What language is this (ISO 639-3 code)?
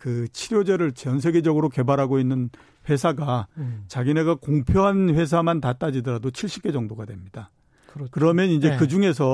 kor